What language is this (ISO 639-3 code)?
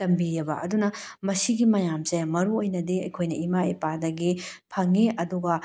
mni